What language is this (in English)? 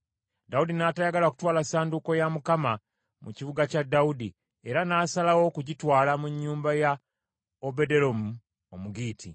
Ganda